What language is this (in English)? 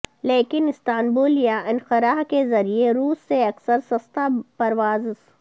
Urdu